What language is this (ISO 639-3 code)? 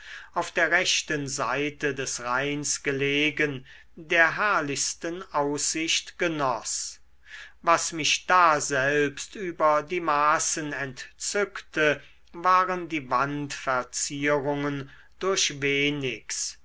deu